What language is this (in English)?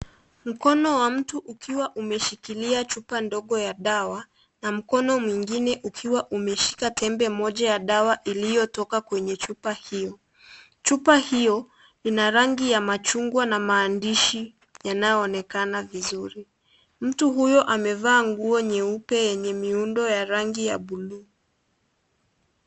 Swahili